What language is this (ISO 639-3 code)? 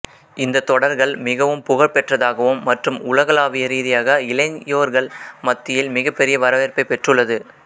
tam